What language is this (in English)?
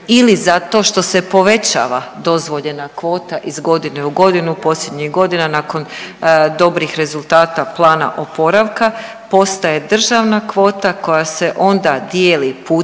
Croatian